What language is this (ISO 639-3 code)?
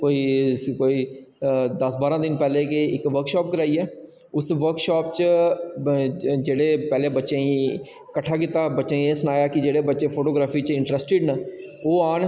doi